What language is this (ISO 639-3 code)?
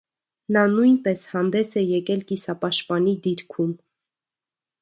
hye